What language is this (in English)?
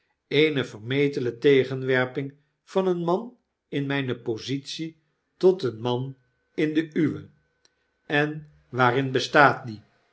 Dutch